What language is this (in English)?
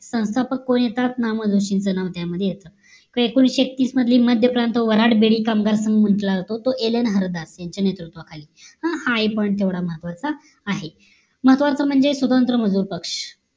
Marathi